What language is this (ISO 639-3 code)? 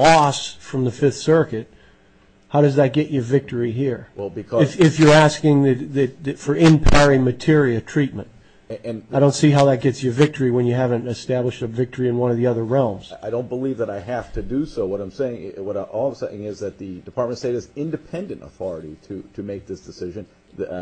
eng